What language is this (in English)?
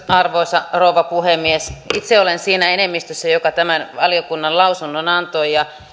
Finnish